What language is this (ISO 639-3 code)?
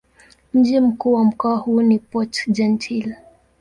swa